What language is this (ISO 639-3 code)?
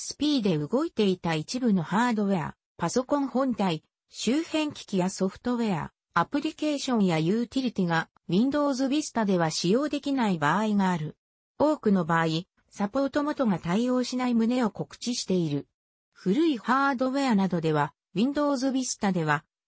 jpn